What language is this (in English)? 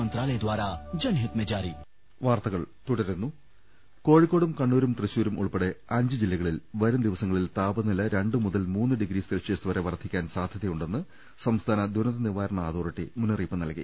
Malayalam